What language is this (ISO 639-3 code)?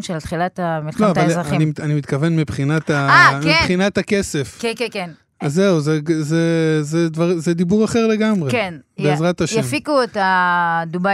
heb